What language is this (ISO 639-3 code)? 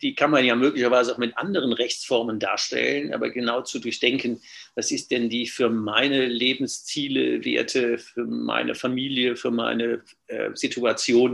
deu